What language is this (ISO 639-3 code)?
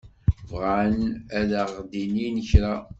kab